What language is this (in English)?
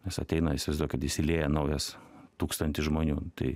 Lithuanian